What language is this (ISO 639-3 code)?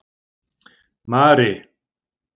isl